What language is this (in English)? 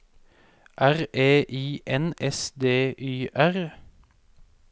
Norwegian